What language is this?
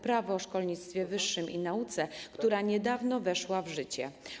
Polish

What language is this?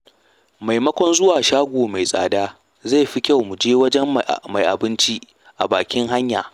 Hausa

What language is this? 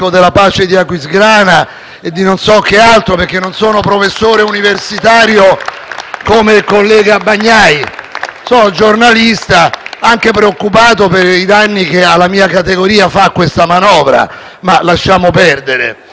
Italian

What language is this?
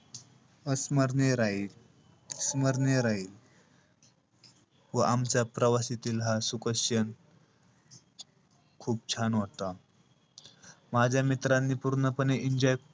Marathi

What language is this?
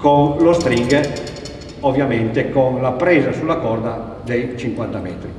Italian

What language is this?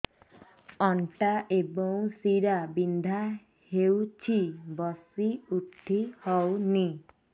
Odia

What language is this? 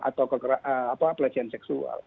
Indonesian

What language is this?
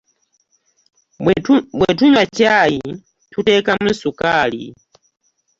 Ganda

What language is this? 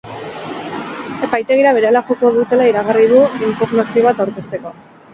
Basque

